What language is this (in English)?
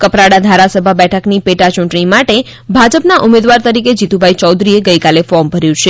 Gujarati